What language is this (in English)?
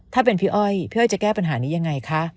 Thai